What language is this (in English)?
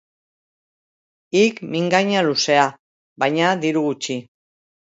Basque